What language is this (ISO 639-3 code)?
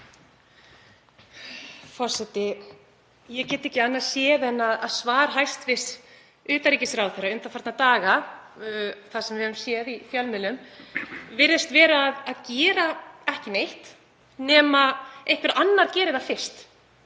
isl